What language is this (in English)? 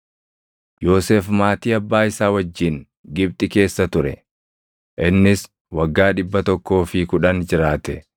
Oromo